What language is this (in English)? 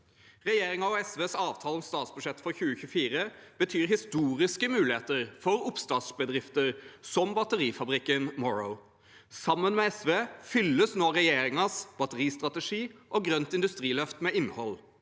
Norwegian